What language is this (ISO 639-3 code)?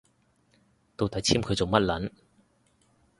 yue